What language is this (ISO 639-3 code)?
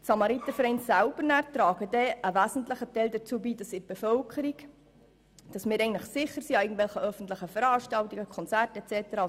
gsw